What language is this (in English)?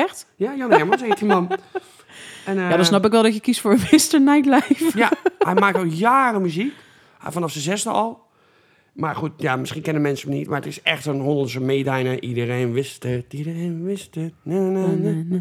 Dutch